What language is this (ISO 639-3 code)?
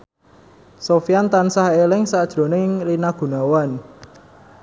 jav